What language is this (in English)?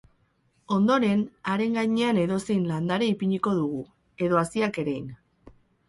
Basque